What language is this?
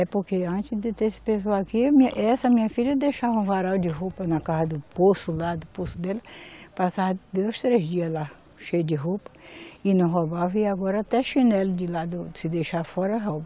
Portuguese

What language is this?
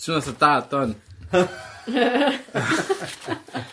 Welsh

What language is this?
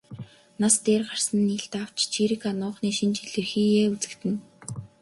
Mongolian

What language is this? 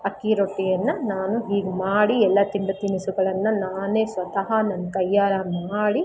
Kannada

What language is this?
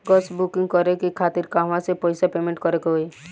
Bhojpuri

